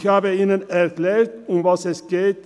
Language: Swiss German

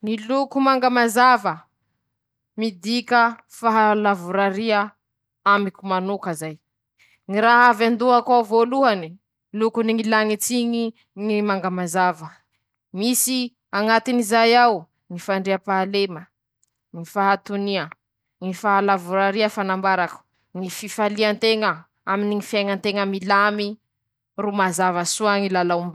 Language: Masikoro Malagasy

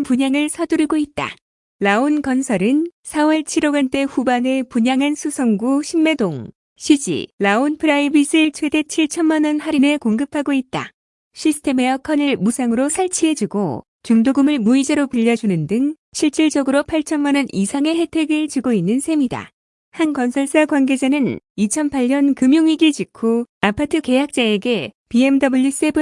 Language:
Korean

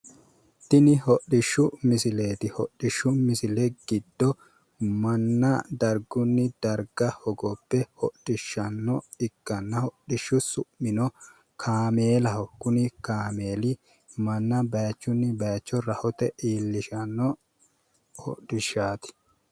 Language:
Sidamo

